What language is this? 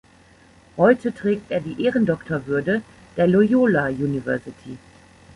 German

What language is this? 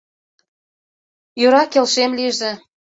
Mari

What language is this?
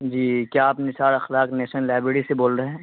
Urdu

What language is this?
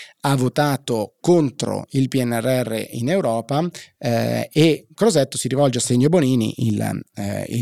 Italian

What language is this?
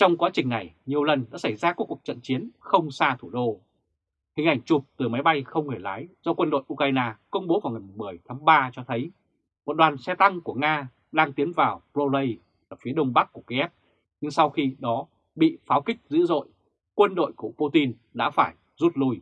Vietnamese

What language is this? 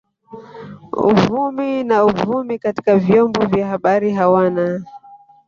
Swahili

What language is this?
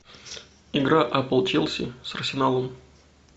Russian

